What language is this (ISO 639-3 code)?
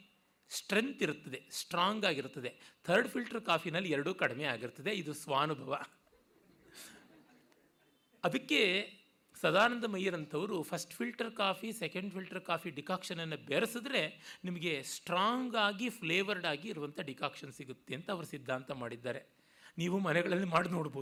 kan